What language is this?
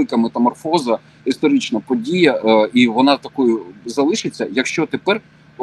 Ukrainian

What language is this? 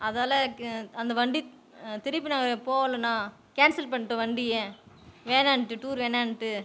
Tamil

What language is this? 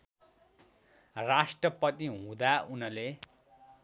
Nepali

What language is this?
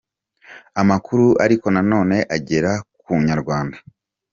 Kinyarwanda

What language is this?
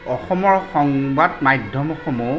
Assamese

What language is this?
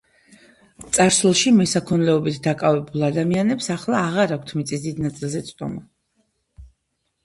Georgian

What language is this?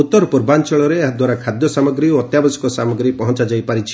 Odia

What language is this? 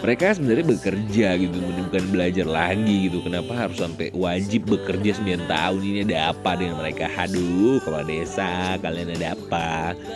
Indonesian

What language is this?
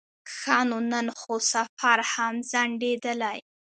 Pashto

